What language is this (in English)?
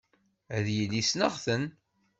Kabyle